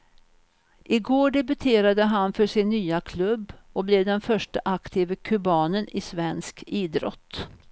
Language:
Swedish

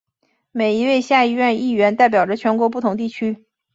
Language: Chinese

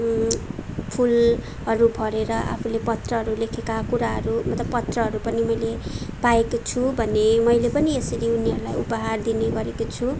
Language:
Nepali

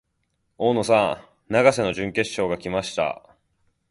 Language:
Japanese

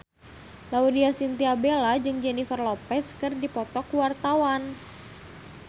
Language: Sundanese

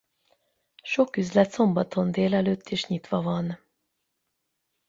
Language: Hungarian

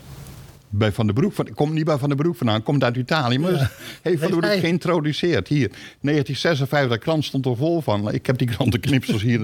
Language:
Dutch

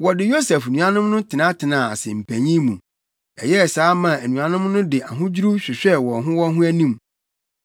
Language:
Akan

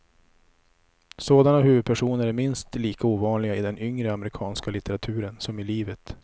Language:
Swedish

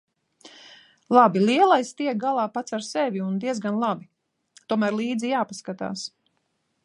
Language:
Latvian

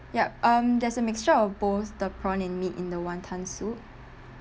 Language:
English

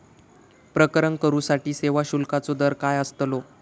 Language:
Marathi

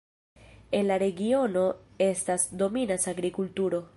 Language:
Esperanto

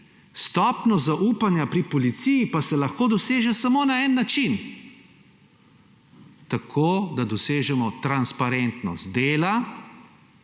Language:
Slovenian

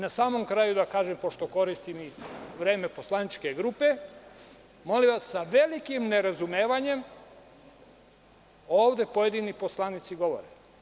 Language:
Serbian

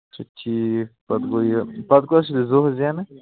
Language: Kashmiri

